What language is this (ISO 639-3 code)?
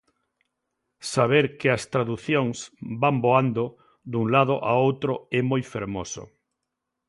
glg